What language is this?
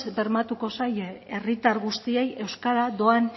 Basque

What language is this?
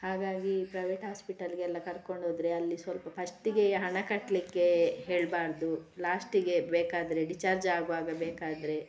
Kannada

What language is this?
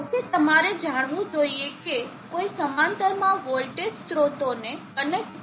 Gujarati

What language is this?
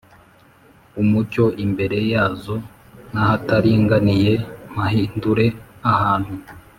Kinyarwanda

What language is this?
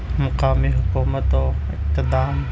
Urdu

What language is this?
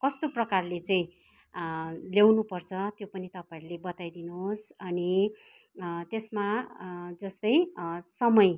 Nepali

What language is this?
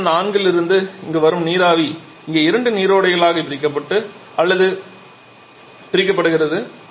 Tamil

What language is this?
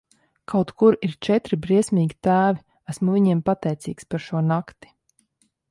Latvian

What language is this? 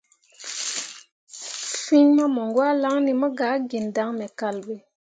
Mundang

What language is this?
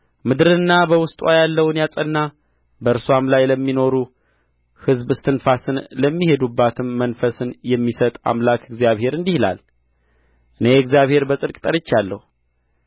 Amharic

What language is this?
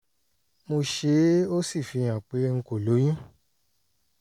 Yoruba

